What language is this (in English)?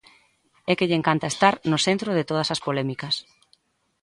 Galician